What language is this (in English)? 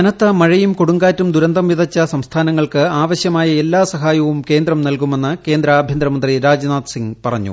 Malayalam